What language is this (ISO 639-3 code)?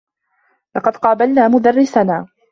ara